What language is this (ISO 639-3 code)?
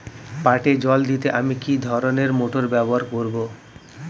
ben